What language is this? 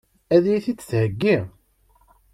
Kabyle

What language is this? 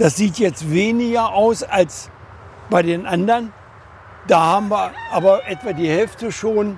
German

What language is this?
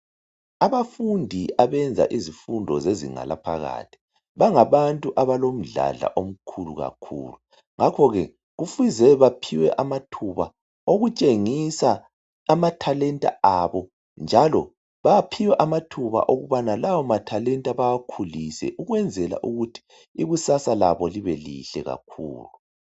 North Ndebele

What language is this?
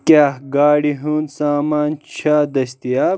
Kashmiri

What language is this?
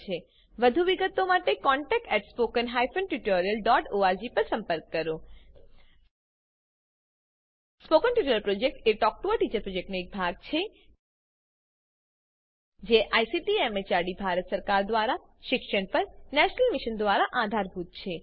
Gujarati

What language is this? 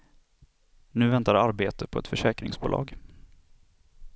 Swedish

